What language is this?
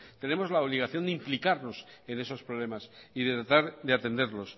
Spanish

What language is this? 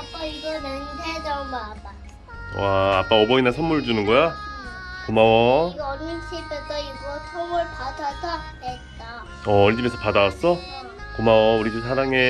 Korean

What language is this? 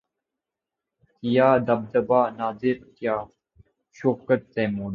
Urdu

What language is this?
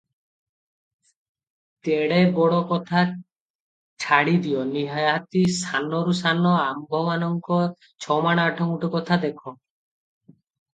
Odia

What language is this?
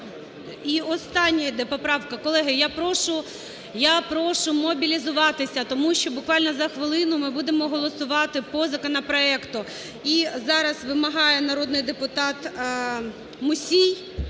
Ukrainian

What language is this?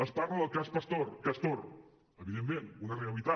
Catalan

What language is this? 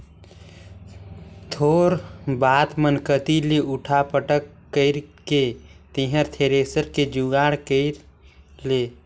Chhattisgarhi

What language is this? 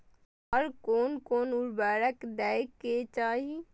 Maithili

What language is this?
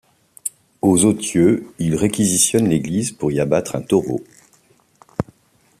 French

